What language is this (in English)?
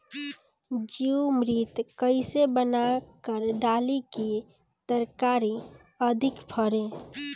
Bhojpuri